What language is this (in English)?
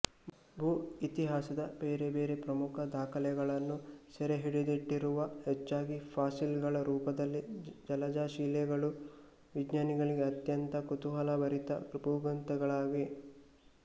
Kannada